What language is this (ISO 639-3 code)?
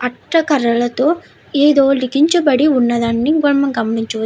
tel